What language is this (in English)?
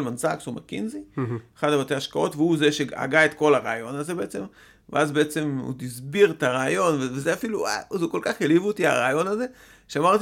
Hebrew